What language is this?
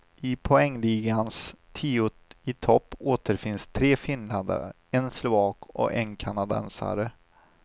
Swedish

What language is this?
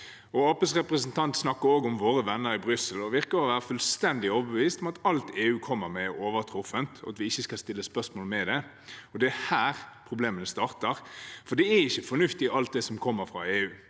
Norwegian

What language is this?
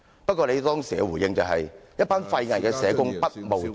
Cantonese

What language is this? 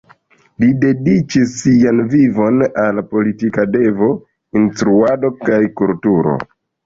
Esperanto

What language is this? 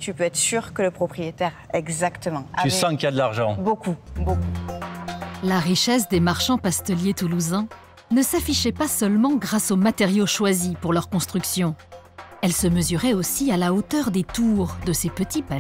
French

